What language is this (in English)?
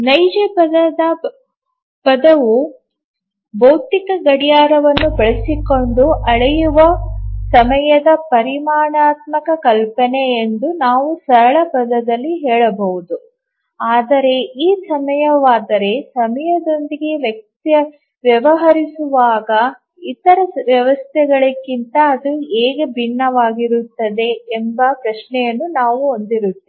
Kannada